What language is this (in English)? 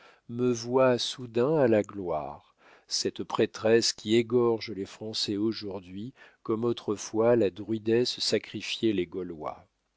French